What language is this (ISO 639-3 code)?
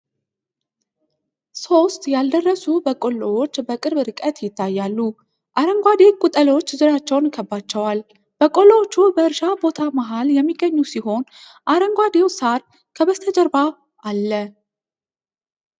amh